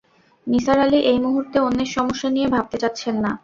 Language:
Bangla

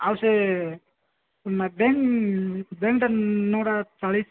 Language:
Odia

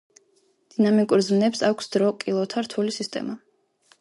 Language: Georgian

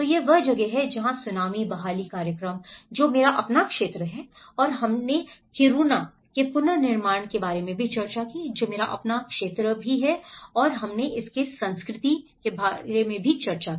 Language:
Hindi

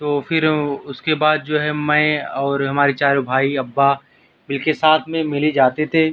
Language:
Urdu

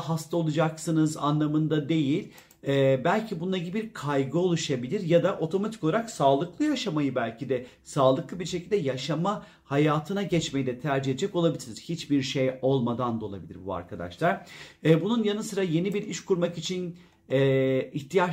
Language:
Turkish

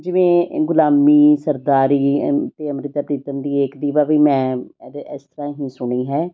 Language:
Punjabi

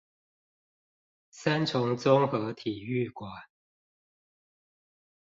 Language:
Chinese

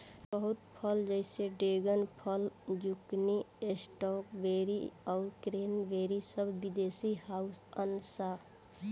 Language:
Bhojpuri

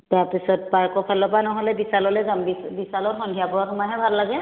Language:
Assamese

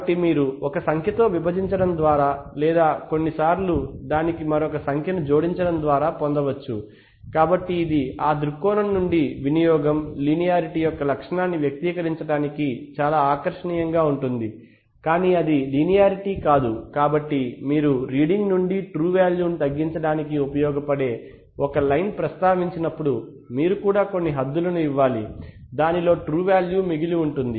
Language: Telugu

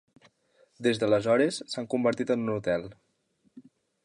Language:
Catalan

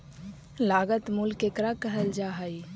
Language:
Magahi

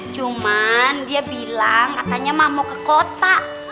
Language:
Indonesian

